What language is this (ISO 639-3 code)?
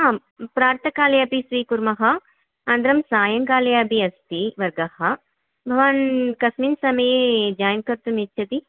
san